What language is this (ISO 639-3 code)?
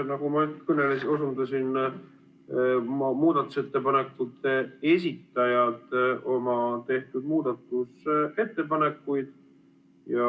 est